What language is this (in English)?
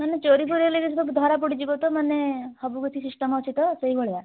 Odia